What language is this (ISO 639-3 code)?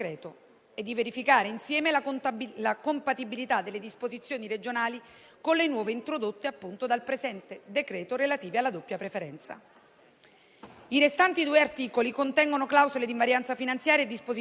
ita